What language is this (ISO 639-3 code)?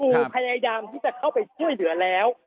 tha